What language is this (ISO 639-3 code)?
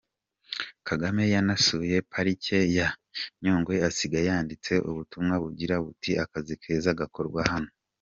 kin